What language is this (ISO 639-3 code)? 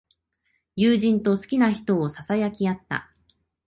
jpn